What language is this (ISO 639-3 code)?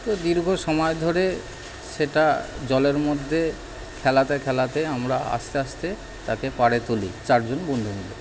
ben